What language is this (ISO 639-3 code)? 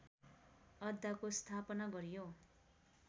nep